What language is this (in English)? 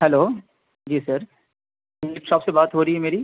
Urdu